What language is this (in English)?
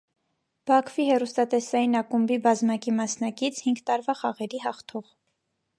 Armenian